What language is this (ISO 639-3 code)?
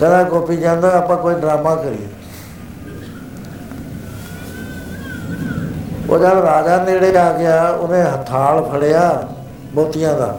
pan